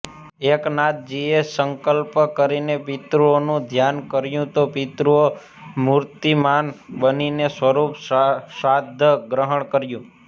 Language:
Gujarati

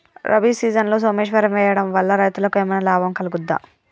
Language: Telugu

